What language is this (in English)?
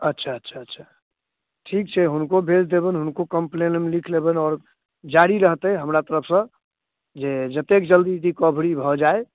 Maithili